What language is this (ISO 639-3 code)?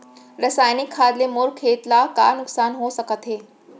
hne